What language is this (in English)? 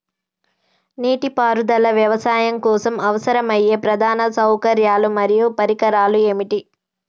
Telugu